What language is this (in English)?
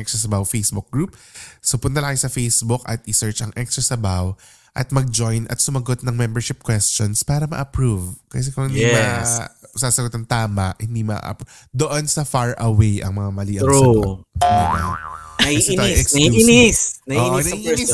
Filipino